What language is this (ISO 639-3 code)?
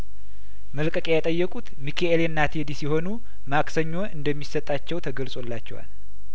amh